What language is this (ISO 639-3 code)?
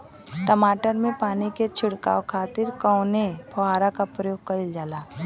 bho